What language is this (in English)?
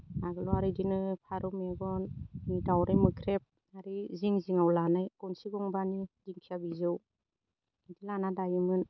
Bodo